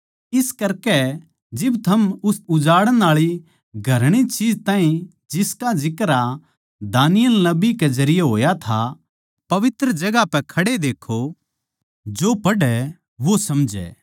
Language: Haryanvi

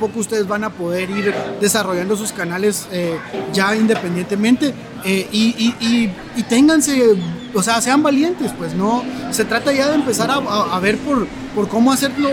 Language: Spanish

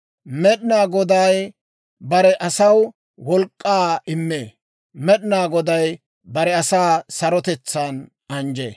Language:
Dawro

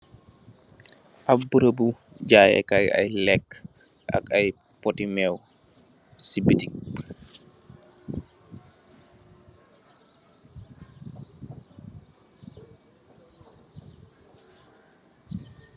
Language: Wolof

